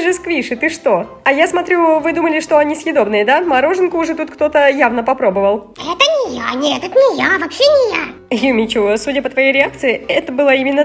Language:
Russian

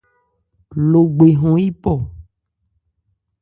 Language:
Ebrié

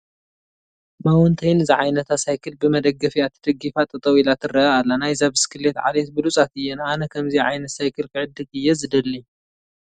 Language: Tigrinya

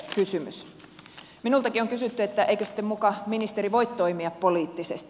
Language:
Finnish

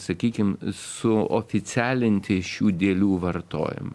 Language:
Lithuanian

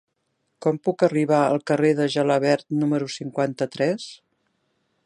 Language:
Catalan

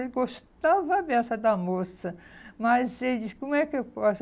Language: Portuguese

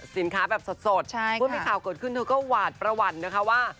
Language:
Thai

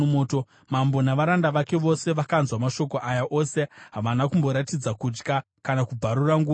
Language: Shona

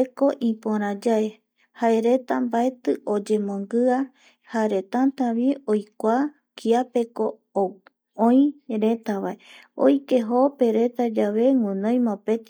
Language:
Eastern Bolivian Guaraní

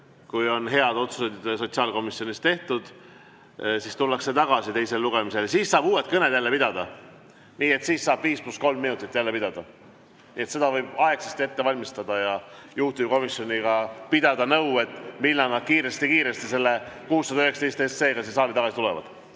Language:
Estonian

